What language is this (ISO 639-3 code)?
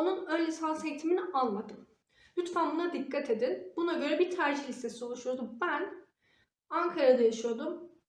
tur